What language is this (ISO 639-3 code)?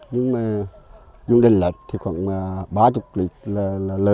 vie